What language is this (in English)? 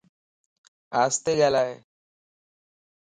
Lasi